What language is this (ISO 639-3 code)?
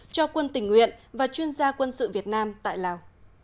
vie